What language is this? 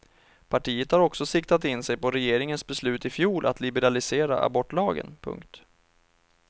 Swedish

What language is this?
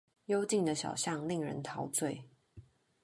Chinese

